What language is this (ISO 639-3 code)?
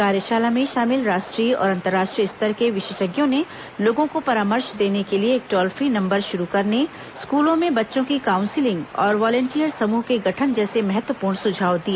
hin